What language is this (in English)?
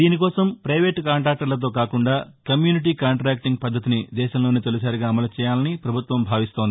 Telugu